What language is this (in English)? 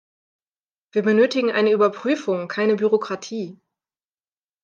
German